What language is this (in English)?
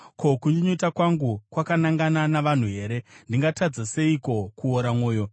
Shona